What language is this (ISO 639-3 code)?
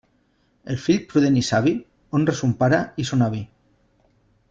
cat